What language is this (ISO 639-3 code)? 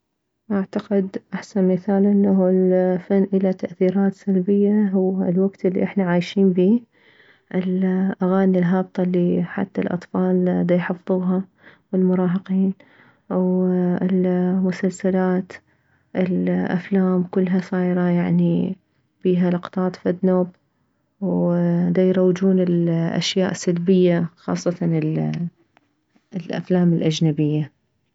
acm